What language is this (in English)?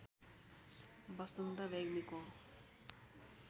Nepali